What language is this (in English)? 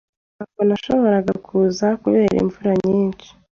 Kinyarwanda